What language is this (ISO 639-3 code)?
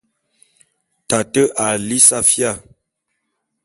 bum